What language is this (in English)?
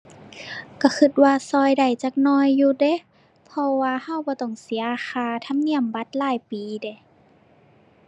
Thai